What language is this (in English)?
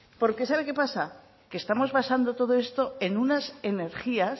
Spanish